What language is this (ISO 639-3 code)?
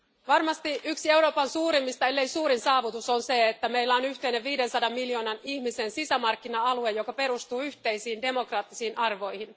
fin